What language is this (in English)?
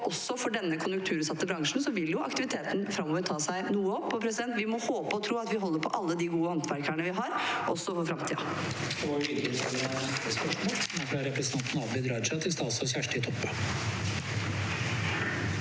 Norwegian